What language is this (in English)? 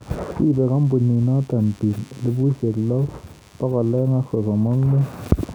Kalenjin